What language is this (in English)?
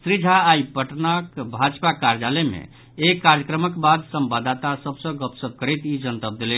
Maithili